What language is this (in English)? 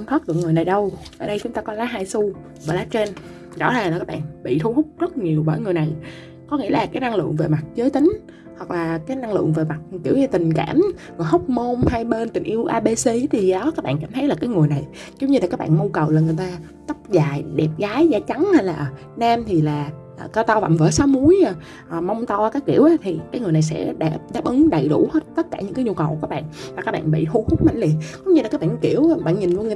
Vietnamese